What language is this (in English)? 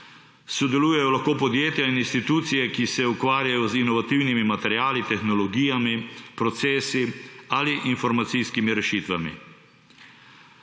Slovenian